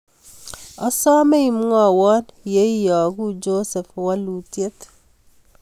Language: Kalenjin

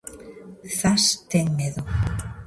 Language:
Galician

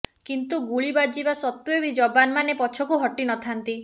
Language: Odia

